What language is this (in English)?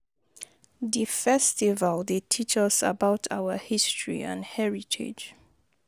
Nigerian Pidgin